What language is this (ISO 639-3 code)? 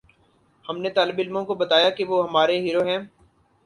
urd